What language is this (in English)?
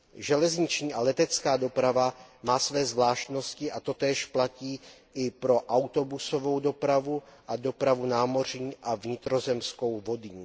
Czech